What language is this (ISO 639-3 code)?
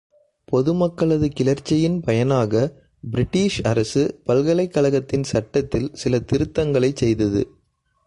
tam